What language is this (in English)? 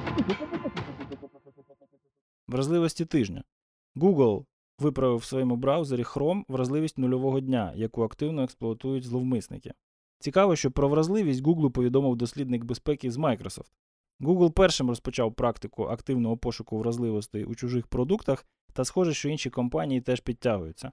Ukrainian